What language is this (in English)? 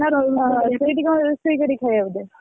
Odia